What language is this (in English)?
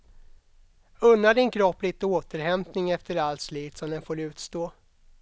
Swedish